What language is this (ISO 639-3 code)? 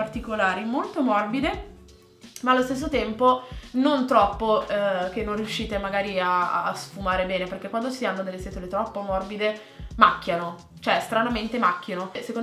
ita